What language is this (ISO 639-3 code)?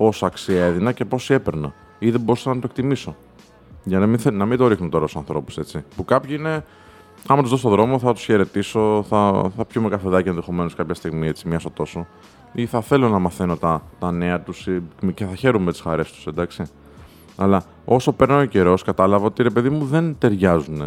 ell